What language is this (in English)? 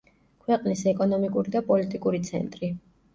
Georgian